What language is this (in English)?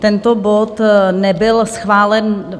Czech